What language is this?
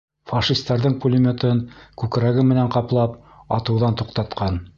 Bashkir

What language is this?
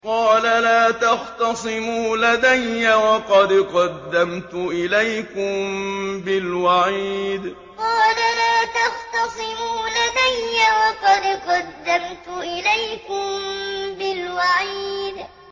Arabic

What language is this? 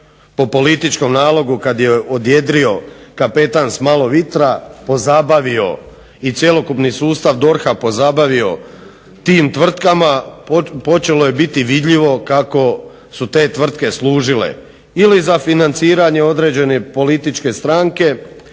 Croatian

